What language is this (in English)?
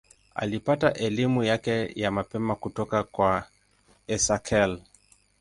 Swahili